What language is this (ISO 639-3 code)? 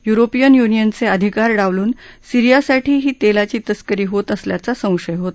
mar